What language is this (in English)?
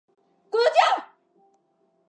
Chinese